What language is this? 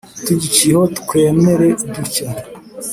Kinyarwanda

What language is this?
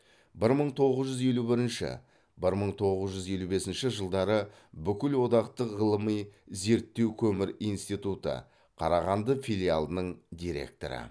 Kazakh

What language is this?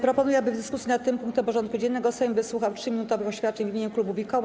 Polish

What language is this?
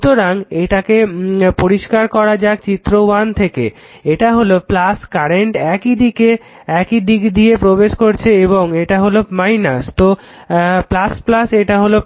Bangla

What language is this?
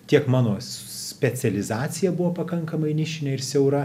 Lithuanian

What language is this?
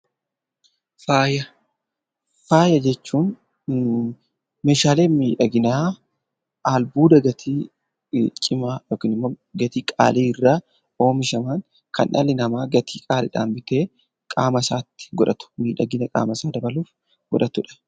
Oromo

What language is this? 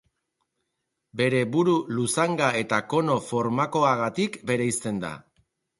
Basque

